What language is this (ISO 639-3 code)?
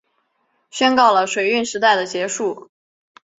zho